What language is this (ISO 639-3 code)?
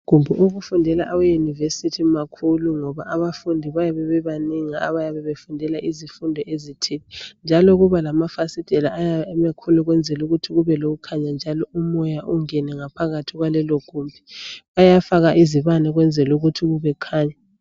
nde